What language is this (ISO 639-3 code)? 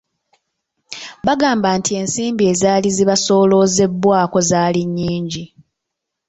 lug